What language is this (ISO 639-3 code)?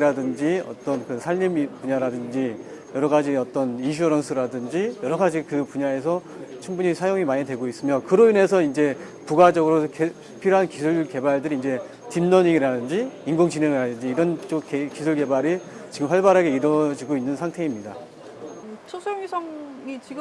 kor